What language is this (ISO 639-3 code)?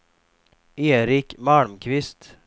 swe